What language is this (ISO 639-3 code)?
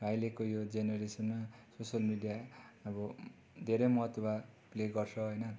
nep